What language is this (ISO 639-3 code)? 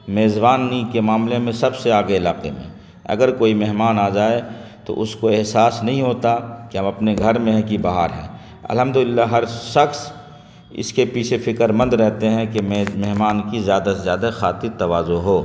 urd